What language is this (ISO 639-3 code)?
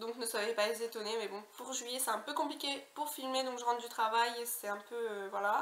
fra